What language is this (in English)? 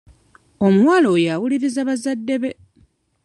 Ganda